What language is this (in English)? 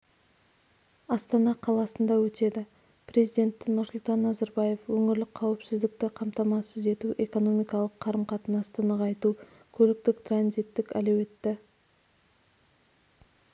Kazakh